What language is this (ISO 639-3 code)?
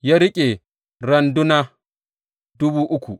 hau